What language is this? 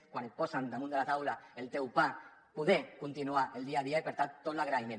Catalan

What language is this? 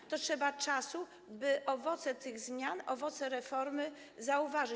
Polish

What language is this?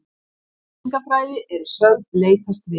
Icelandic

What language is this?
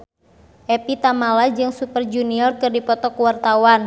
Sundanese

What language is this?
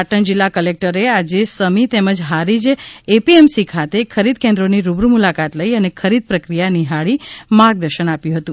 Gujarati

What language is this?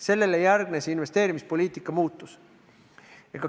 Estonian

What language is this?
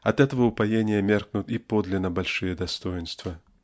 Russian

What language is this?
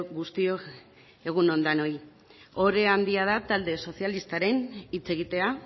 Basque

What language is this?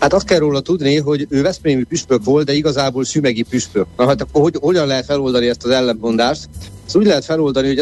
Hungarian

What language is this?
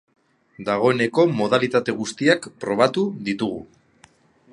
Basque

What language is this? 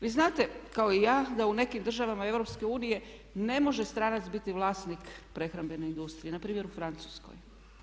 Croatian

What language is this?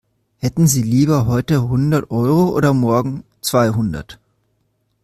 German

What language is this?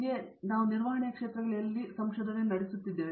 Kannada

